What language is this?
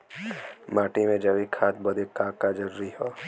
Bhojpuri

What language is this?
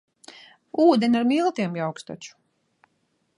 Latvian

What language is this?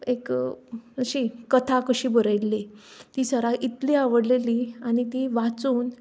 Konkani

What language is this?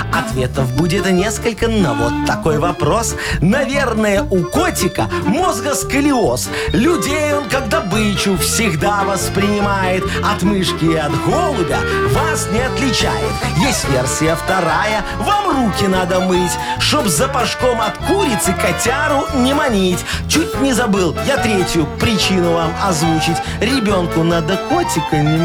Russian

